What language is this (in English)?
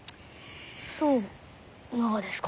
Japanese